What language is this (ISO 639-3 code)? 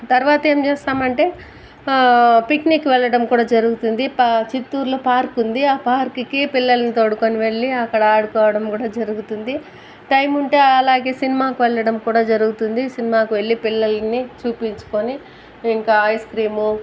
tel